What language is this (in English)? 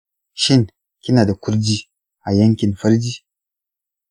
Hausa